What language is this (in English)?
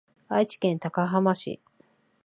Japanese